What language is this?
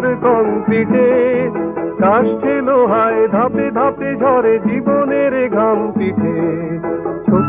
Hindi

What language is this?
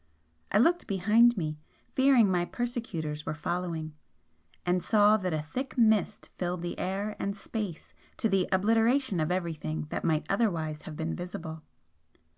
English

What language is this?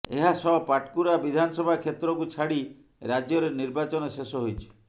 Odia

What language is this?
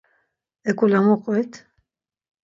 Laz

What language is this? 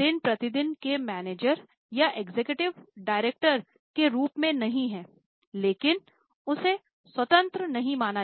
Hindi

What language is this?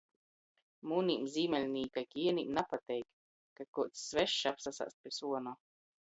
Latgalian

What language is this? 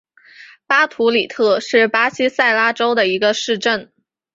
Chinese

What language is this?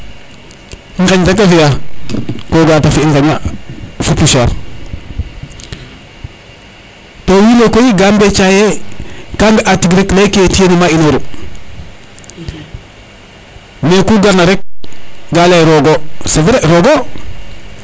Serer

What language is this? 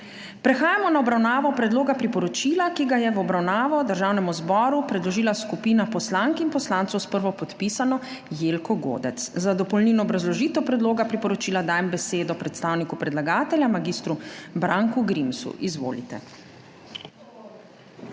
Slovenian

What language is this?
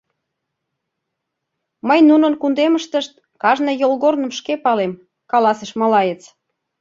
Mari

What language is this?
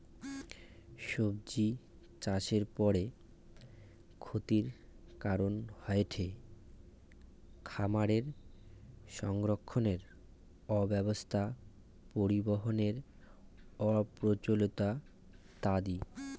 Bangla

